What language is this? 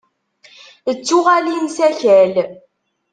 Kabyle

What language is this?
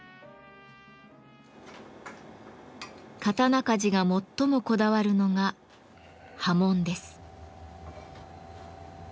Japanese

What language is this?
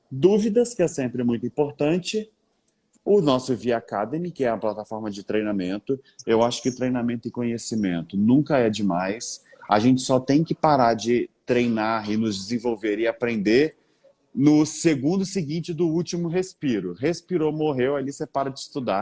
Portuguese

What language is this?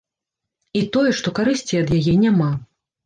Belarusian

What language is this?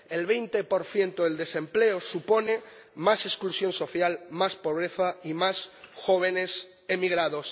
Spanish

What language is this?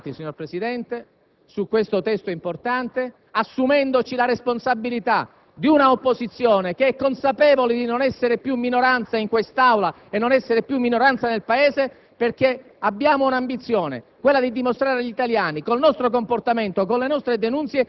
Italian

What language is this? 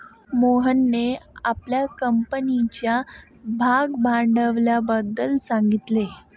Marathi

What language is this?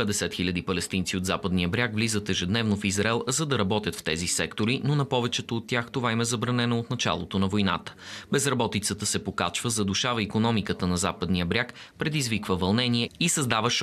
Bulgarian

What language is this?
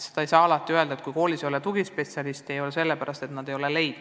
Estonian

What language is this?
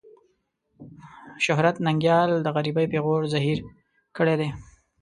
Pashto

